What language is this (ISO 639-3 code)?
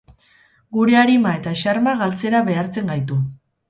eus